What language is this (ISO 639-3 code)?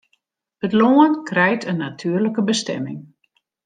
fry